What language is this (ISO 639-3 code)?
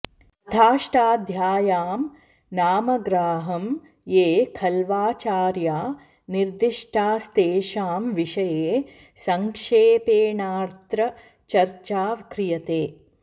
san